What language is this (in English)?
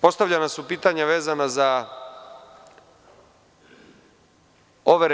Serbian